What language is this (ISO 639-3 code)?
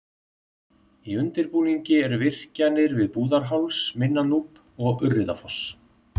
isl